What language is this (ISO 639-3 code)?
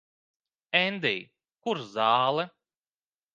lav